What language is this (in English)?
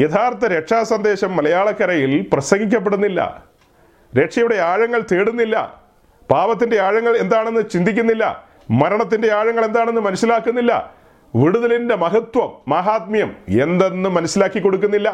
Malayalam